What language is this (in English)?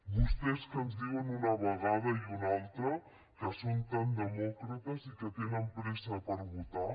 Catalan